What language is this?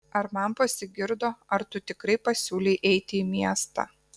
Lithuanian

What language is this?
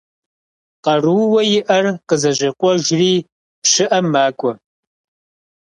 Kabardian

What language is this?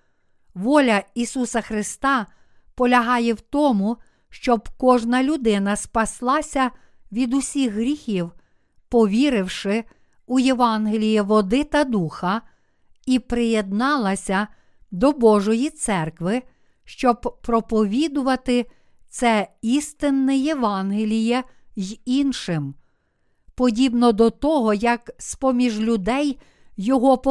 Ukrainian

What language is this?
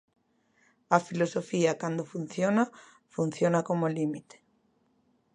Galician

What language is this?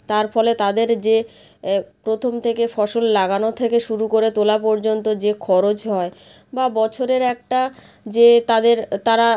Bangla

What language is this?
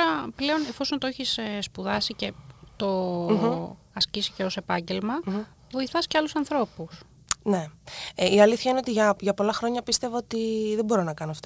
Greek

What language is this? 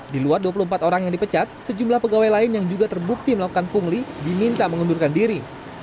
Indonesian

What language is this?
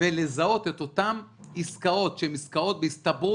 Hebrew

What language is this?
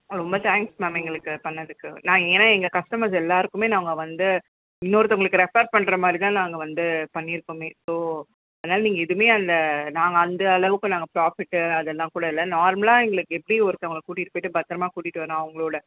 Tamil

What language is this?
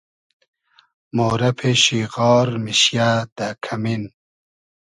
Hazaragi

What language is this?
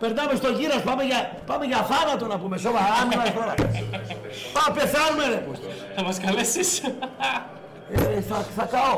Greek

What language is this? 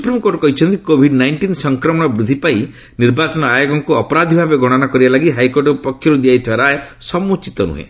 Odia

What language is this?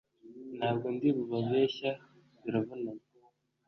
Kinyarwanda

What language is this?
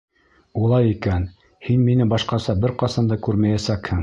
Bashkir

